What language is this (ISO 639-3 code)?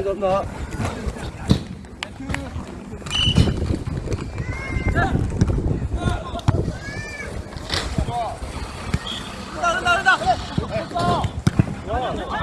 kor